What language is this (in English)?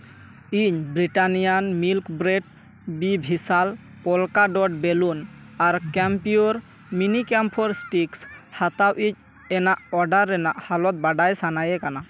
Santali